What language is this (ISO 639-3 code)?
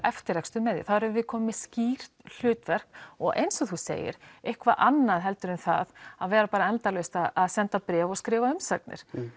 isl